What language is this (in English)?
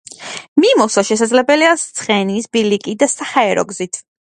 Georgian